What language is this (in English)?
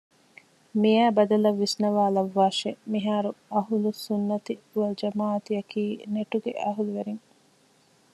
Divehi